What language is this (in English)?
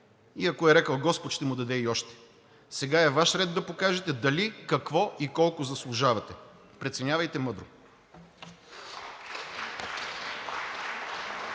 Bulgarian